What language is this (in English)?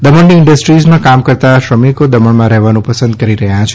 Gujarati